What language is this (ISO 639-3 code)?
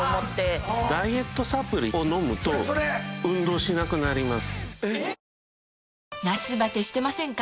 jpn